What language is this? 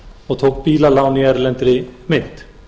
Icelandic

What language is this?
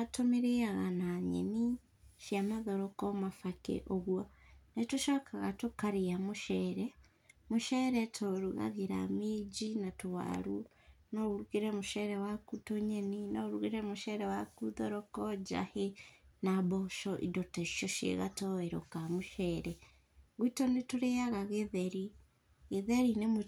Kikuyu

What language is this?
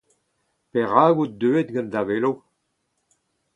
Breton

